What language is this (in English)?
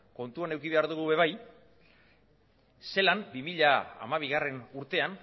Basque